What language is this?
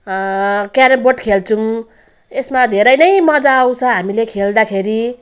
Nepali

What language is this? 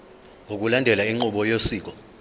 Zulu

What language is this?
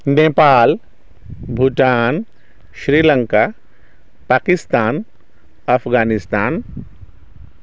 Maithili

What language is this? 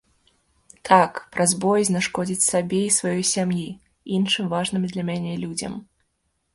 Belarusian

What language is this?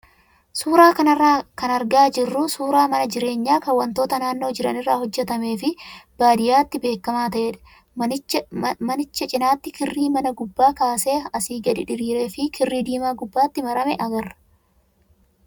Oromo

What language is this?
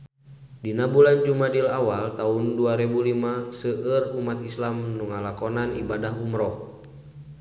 Sundanese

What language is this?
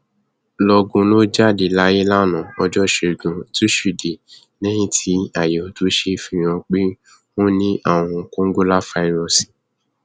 Yoruba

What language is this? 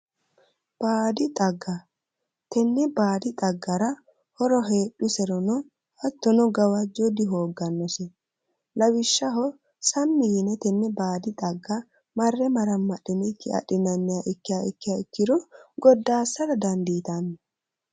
Sidamo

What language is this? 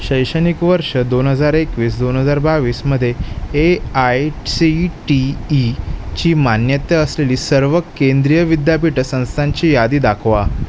Marathi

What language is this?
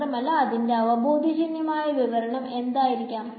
Malayalam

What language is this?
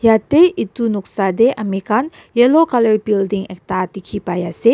Naga Pidgin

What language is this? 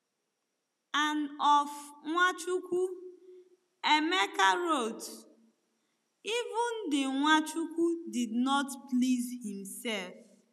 Igbo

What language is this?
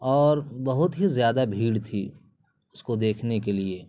Urdu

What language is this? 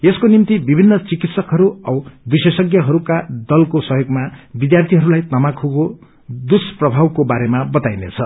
Nepali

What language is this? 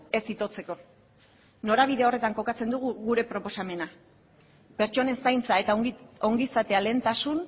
Basque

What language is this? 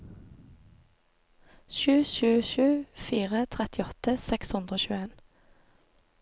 Norwegian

